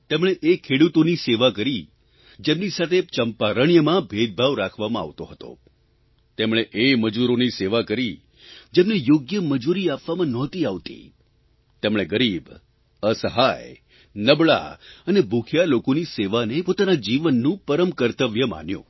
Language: Gujarati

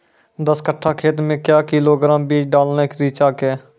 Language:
Maithili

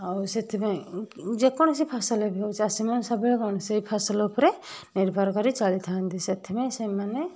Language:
Odia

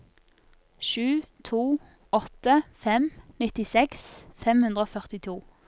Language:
Norwegian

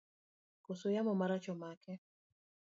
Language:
Luo (Kenya and Tanzania)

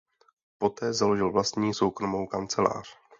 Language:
Czech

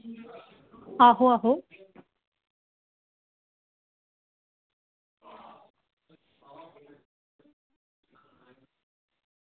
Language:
Dogri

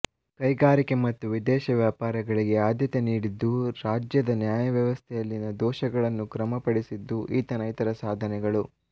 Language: Kannada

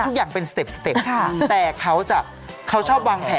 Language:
Thai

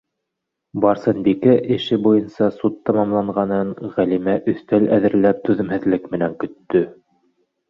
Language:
Bashkir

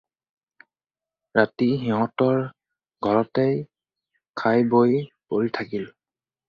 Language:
Assamese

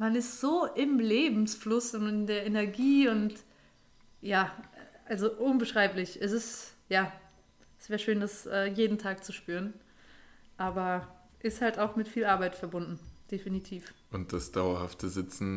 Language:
German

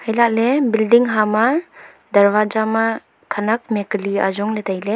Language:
Wancho Naga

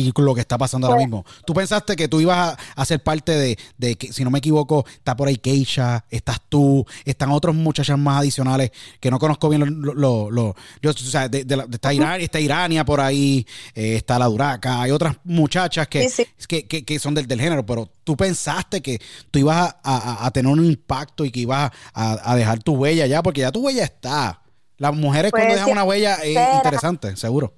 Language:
Spanish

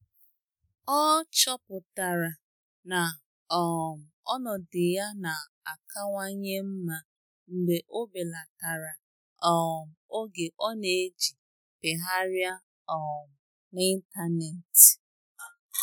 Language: Igbo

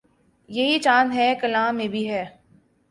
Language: Urdu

